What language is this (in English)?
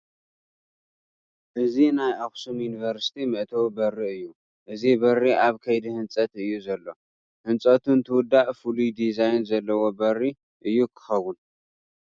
Tigrinya